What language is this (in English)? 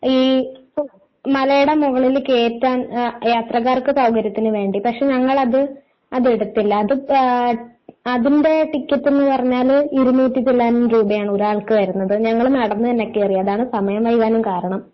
Malayalam